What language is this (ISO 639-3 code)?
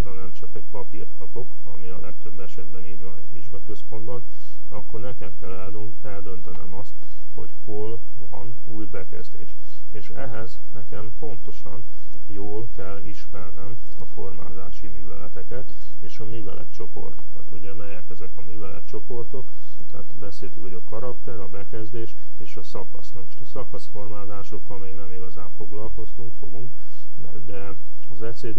hun